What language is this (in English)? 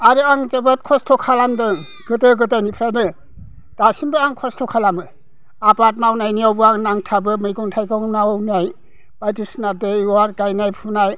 Bodo